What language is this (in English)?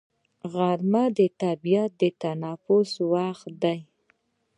Pashto